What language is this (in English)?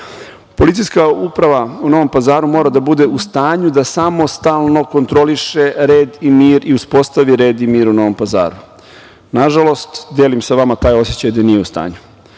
Serbian